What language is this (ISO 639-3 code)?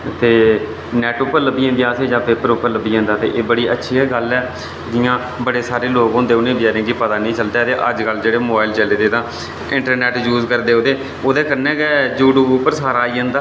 doi